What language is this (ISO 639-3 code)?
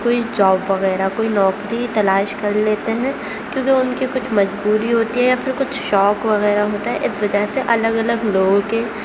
urd